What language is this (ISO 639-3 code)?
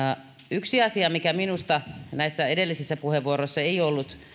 fin